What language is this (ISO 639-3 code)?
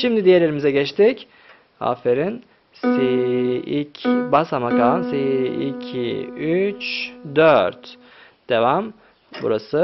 tur